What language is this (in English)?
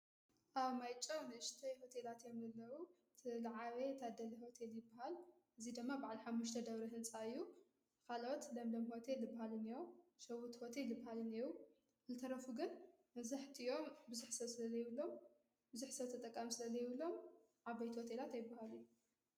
Tigrinya